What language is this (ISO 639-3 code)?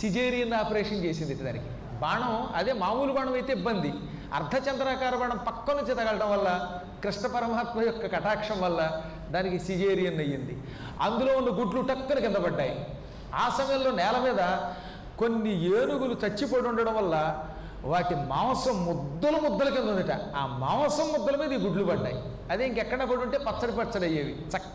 tel